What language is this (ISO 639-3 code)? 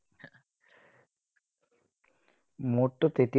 asm